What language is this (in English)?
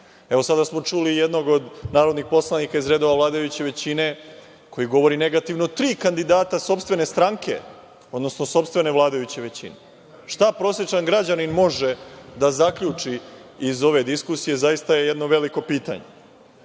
Serbian